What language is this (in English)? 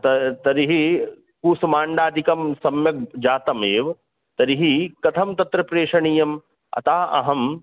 Sanskrit